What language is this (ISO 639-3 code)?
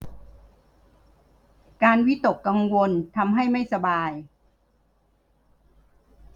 tha